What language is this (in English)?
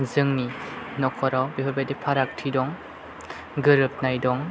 Bodo